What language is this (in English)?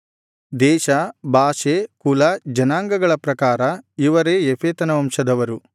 Kannada